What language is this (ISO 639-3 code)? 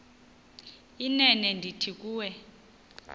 xho